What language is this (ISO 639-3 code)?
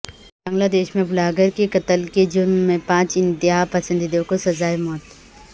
urd